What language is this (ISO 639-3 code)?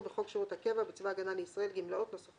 heb